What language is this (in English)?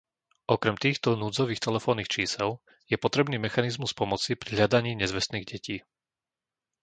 Slovak